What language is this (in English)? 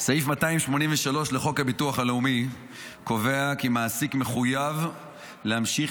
Hebrew